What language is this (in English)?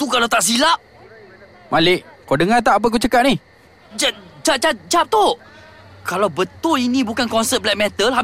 Malay